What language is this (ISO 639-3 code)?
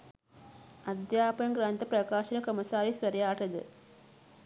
sin